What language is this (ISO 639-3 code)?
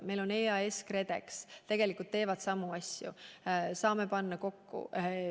est